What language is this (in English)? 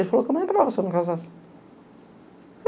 Portuguese